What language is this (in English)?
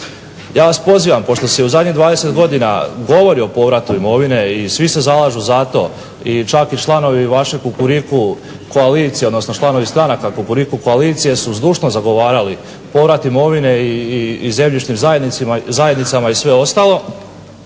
Croatian